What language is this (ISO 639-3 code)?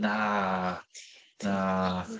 cym